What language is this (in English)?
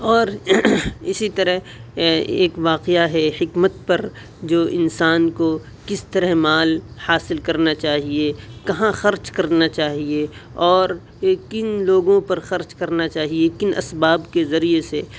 Urdu